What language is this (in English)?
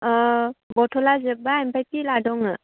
Bodo